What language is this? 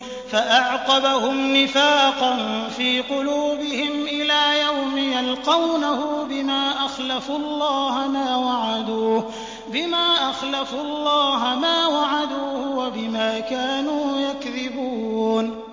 Arabic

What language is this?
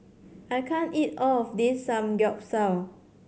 English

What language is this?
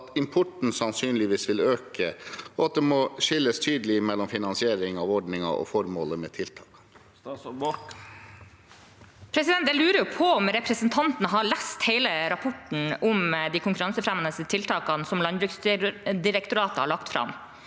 Norwegian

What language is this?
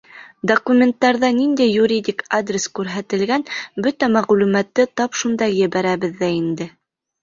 Bashkir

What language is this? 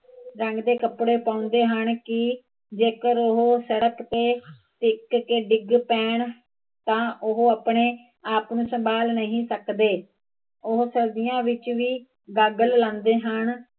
Punjabi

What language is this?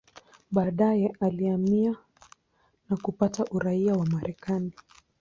Swahili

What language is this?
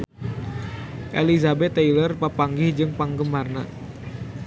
Sundanese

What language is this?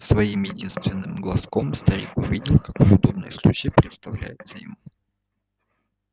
Russian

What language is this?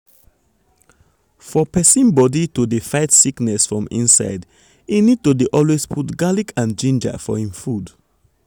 Nigerian Pidgin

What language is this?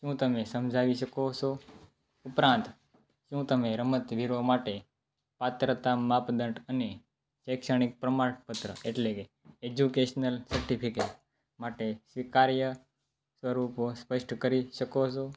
Gujarati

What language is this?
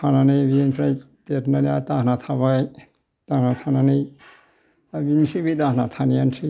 Bodo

